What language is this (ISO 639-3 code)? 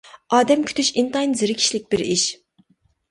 uig